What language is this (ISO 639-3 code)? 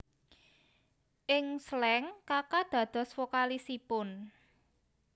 jav